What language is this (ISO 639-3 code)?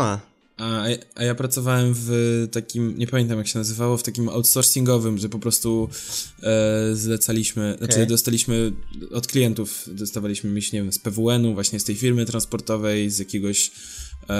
pol